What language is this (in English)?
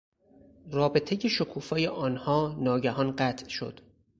Persian